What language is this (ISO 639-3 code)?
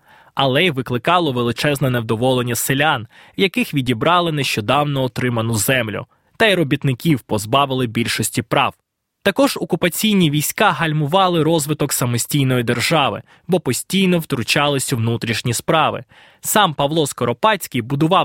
ukr